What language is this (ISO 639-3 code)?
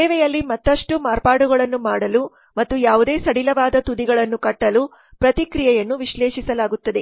kan